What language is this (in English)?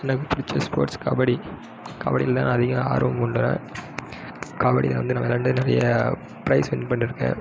Tamil